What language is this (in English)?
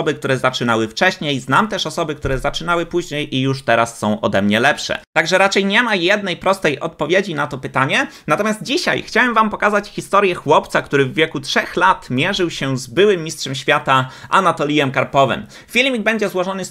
Polish